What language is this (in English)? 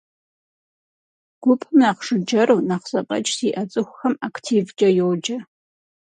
Kabardian